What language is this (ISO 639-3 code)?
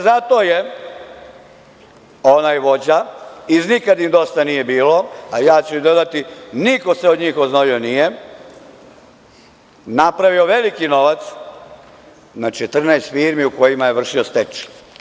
srp